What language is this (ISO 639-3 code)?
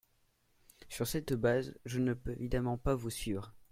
fra